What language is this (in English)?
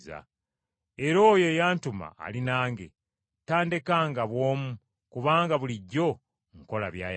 Ganda